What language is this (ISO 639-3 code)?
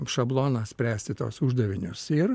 lit